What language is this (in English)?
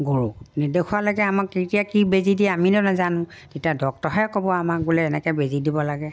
Assamese